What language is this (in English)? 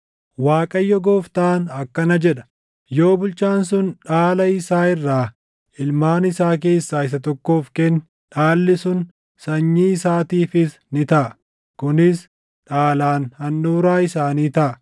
Oromo